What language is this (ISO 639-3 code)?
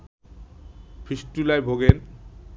ben